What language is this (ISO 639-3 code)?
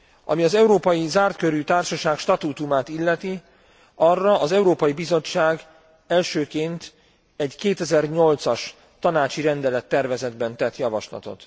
hun